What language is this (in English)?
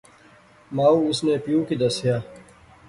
Pahari-Potwari